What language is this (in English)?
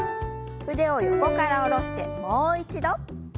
Japanese